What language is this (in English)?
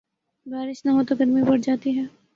Urdu